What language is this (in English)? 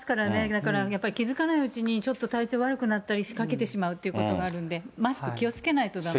Japanese